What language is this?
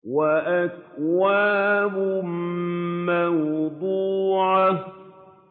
Arabic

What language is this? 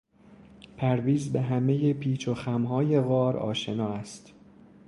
Persian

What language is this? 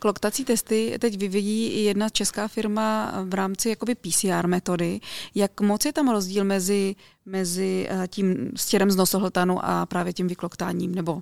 Czech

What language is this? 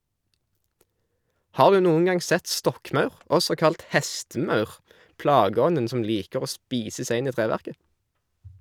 Norwegian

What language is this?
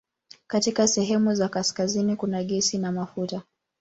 Swahili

